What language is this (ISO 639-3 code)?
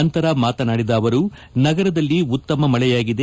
kan